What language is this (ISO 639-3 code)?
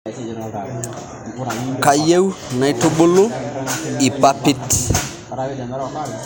mas